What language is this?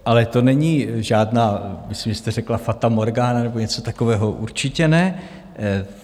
Czech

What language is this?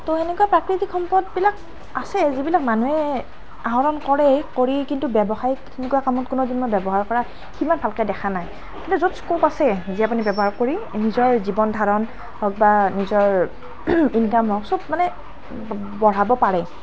Assamese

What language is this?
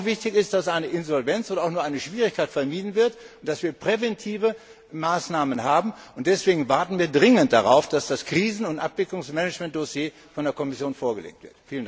German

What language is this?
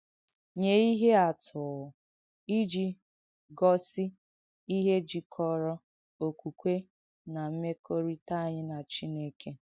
Igbo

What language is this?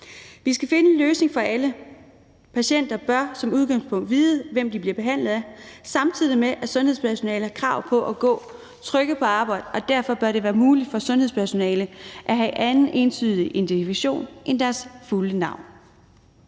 Danish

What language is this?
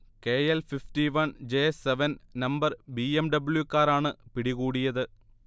Malayalam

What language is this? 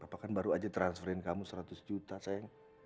Indonesian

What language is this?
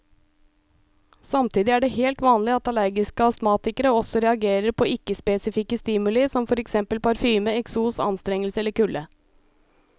Norwegian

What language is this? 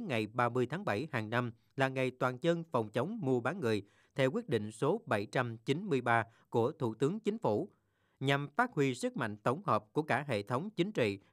Vietnamese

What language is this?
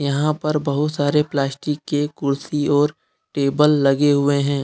Hindi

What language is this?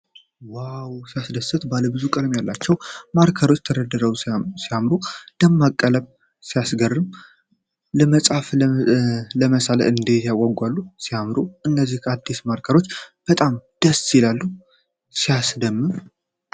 Amharic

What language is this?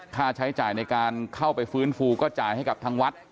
Thai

